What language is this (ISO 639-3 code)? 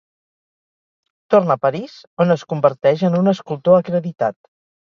cat